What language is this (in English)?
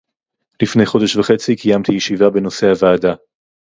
Hebrew